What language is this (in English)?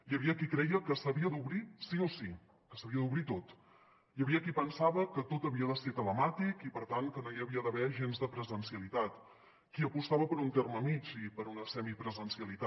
Catalan